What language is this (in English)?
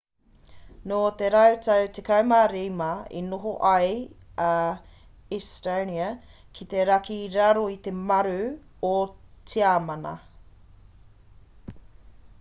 Māori